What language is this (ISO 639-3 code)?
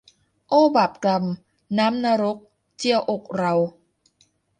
tha